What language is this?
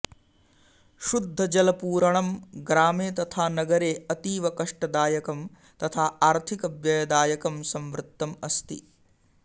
Sanskrit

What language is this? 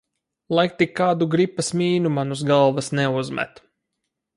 Latvian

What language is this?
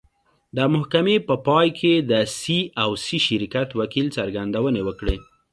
Pashto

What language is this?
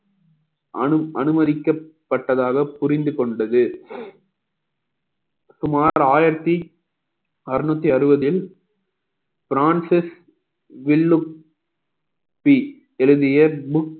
Tamil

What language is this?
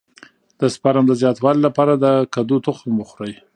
Pashto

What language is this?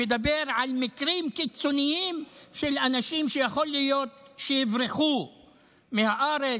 Hebrew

